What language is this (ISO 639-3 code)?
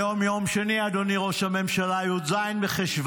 heb